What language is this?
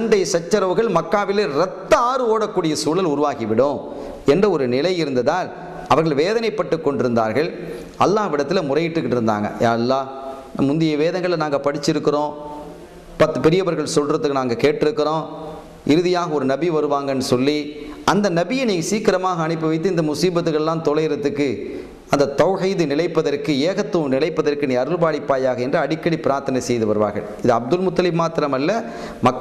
Arabic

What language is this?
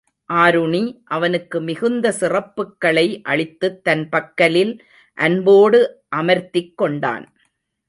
Tamil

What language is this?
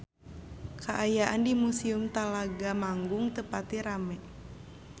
Sundanese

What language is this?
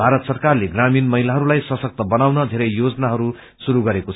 Nepali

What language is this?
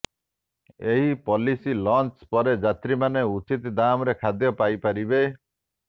Odia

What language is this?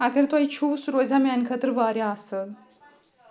Kashmiri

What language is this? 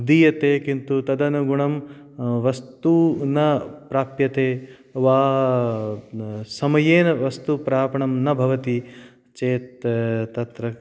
Sanskrit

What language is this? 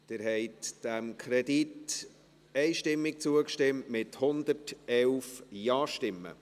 Swiss German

